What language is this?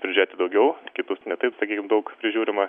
Lithuanian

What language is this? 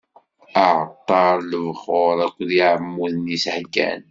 Kabyle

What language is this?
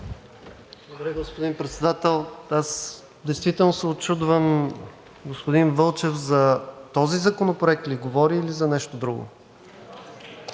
Bulgarian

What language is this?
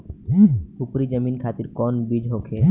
Bhojpuri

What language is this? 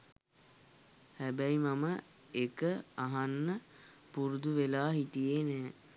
Sinhala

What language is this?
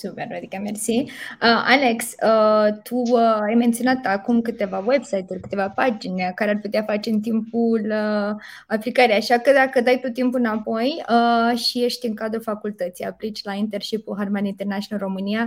Romanian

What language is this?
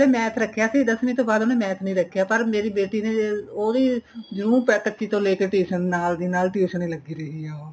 Punjabi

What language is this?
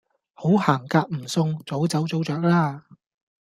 Cantonese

